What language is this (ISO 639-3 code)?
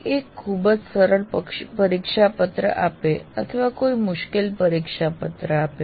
guj